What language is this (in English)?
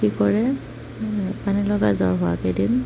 Assamese